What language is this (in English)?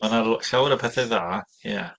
Welsh